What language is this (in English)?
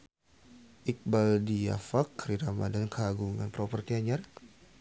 Sundanese